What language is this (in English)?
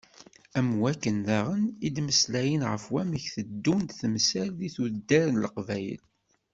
Kabyle